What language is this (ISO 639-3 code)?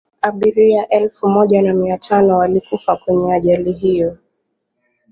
swa